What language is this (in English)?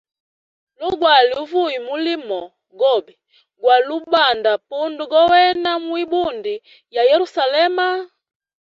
Hemba